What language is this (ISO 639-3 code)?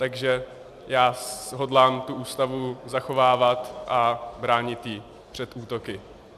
ces